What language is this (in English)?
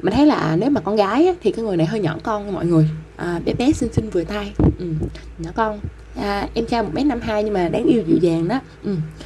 Vietnamese